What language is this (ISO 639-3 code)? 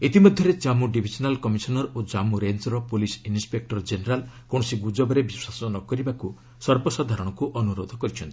ori